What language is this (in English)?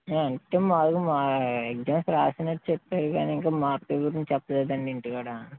Telugu